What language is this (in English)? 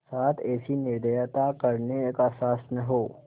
Hindi